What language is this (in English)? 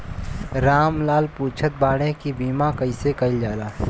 Bhojpuri